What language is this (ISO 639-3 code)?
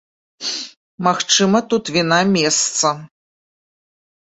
bel